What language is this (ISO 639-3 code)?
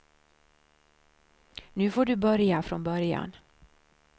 swe